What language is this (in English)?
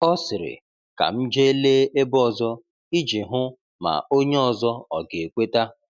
Igbo